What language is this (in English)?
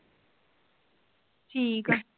Punjabi